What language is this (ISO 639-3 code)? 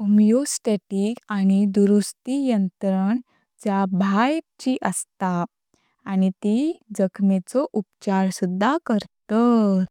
kok